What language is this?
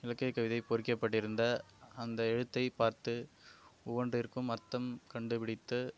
Tamil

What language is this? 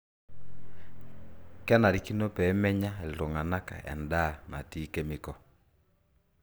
Masai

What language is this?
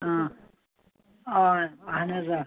Kashmiri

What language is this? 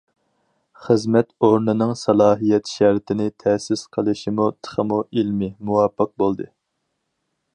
Uyghur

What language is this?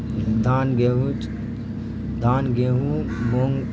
Urdu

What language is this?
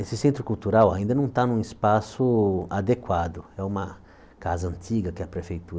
Portuguese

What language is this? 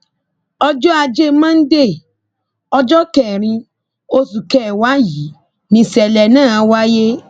Yoruba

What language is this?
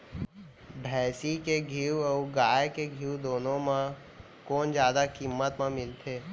Chhattisgarhi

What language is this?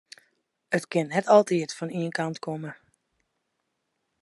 Western Frisian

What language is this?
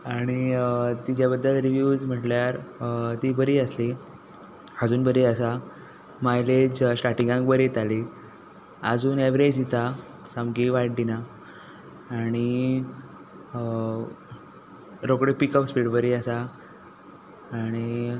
Konkani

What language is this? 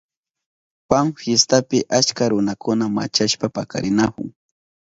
Southern Pastaza Quechua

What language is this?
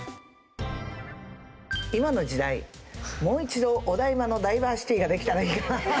Japanese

